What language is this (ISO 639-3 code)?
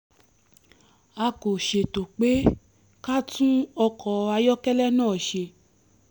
yor